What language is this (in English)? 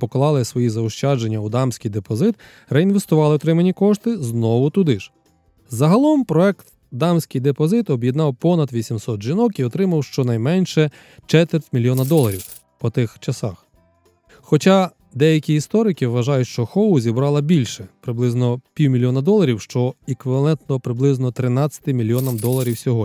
Ukrainian